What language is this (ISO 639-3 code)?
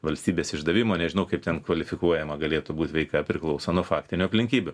lit